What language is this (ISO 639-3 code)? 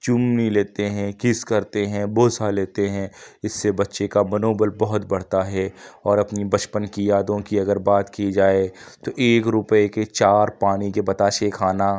urd